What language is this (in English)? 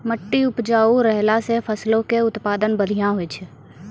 Maithili